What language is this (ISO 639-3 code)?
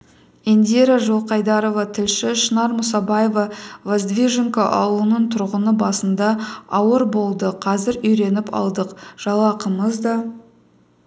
kaz